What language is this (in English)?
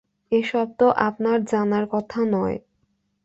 Bangla